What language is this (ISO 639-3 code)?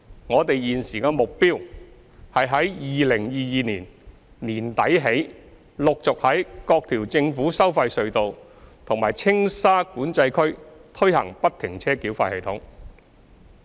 yue